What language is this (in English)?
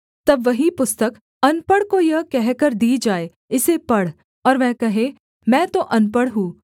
Hindi